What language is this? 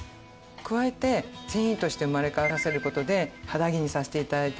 Japanese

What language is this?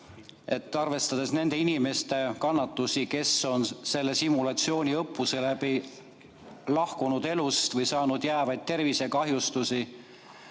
Estonian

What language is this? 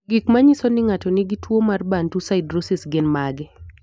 Luo (Kenya and Tanzania)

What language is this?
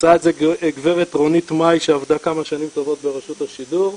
Hebrew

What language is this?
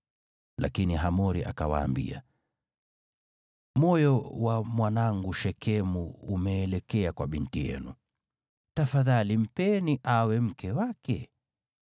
Swahili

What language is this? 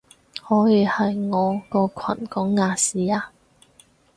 Cantonese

